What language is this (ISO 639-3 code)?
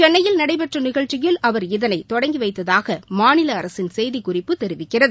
tam